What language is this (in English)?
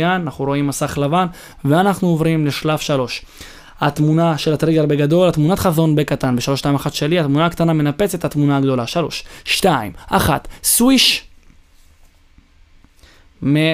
Hebrew